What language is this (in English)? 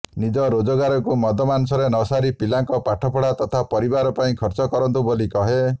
Odia